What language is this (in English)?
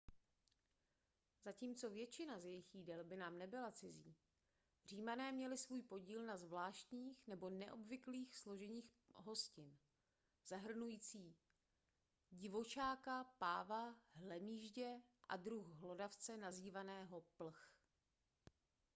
Czech